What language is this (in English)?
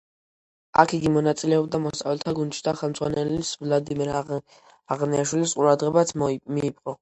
Georgian